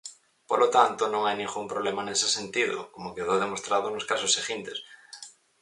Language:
Galician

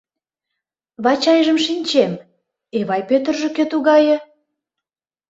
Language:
Mari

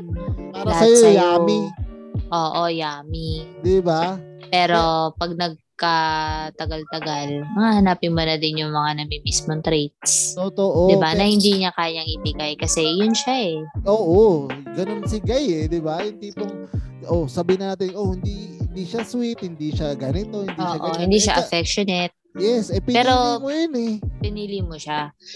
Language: Filipino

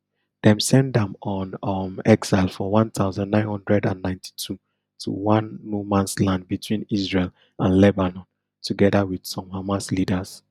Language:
Nigerian Pidgin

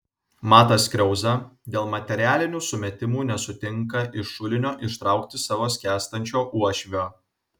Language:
Lithuanian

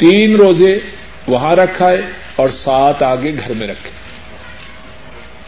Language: Urdu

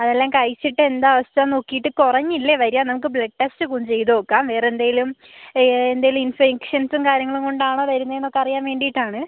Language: Malayalam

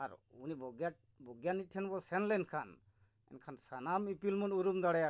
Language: Santali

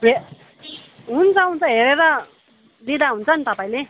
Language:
Nepali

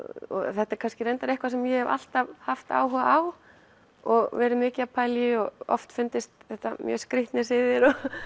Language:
Icelandic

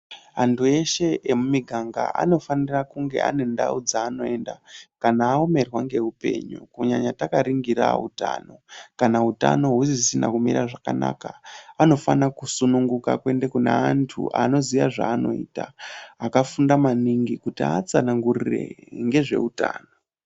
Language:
Ndau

